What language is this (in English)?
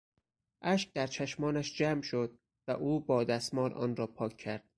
Persian